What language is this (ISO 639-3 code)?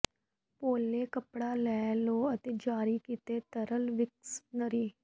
pan